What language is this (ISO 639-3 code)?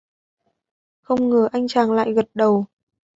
vie